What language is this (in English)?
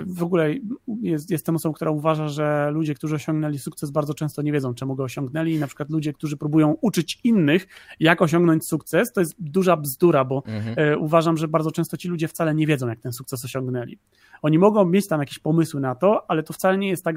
Polish